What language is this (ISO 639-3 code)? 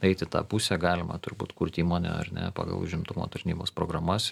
lit